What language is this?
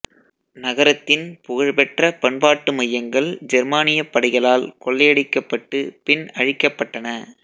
Tamil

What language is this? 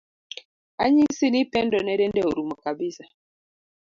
Luo (Kenya and Tanzania)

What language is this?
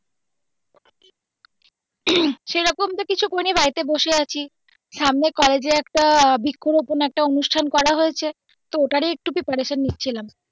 Bangla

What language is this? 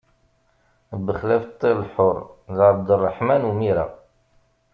Kabyle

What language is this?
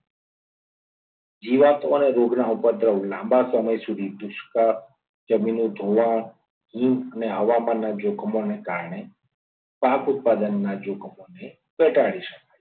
Gujarati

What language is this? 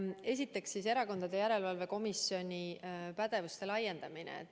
Estonian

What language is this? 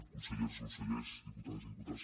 Catalan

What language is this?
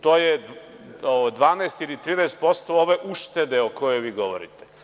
Serbian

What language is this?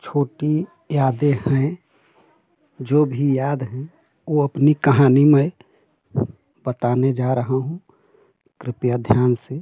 Hindi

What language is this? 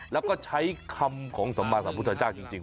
Thai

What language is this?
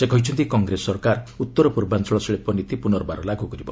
Odia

